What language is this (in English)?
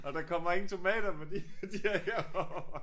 Danish